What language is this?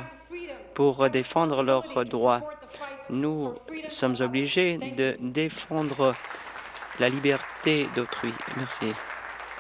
French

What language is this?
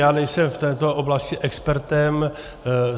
Czech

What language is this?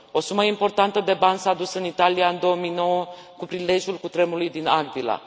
Romanian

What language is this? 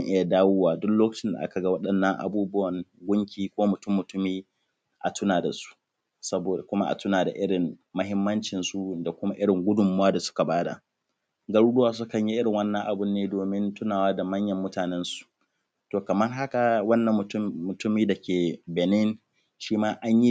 Hausa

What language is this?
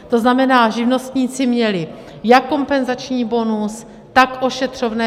Czech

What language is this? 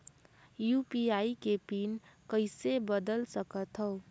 Chhattisgarhi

